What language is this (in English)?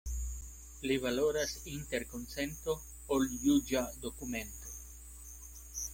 Esperanto